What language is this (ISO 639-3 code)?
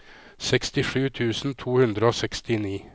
nor